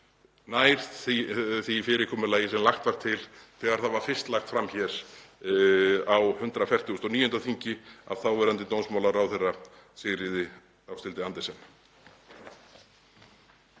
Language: Icelandic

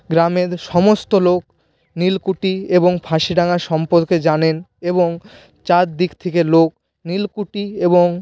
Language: Bangla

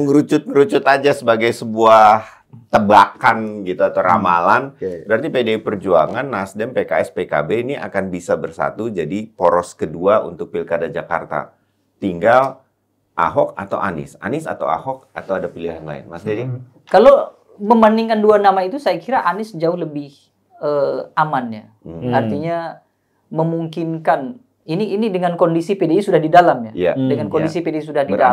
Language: Indonesian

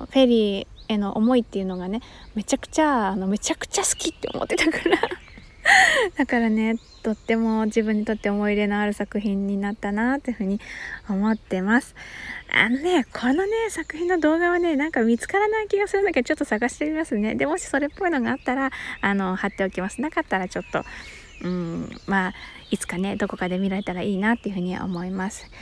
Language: Japanese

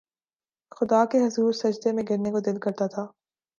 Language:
Urdu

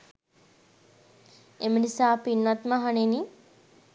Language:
Sinhala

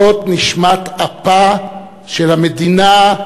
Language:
Hebrew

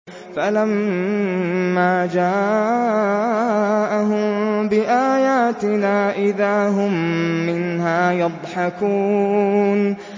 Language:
Arabic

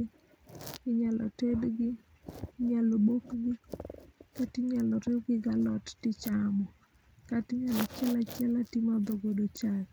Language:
Luo (Kenya and Tanzania)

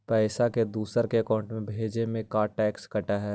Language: Magahi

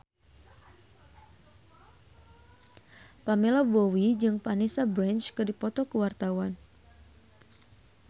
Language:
Sundanese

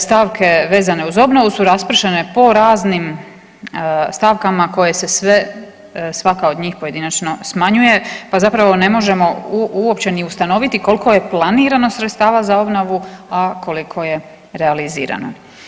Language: Croatian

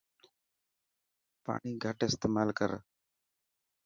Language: Dhatki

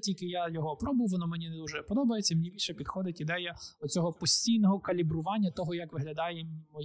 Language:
Ukrainian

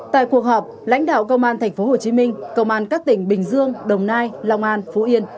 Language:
Vietnamese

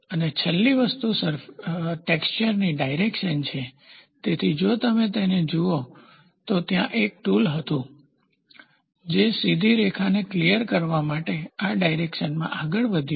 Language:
Gujarati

